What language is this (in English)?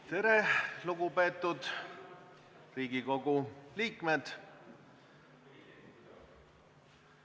Estonian